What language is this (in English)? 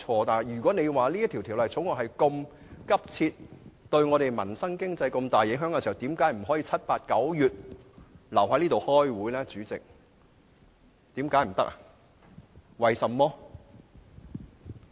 Cantonese